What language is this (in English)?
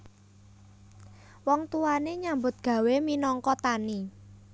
Javanese